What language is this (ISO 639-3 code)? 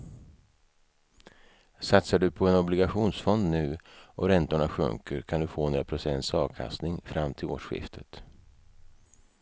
swe